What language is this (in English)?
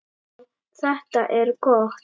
Icelandic